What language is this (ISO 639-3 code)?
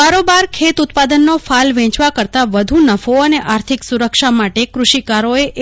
guj